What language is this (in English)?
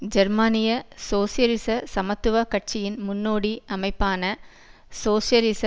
Tamil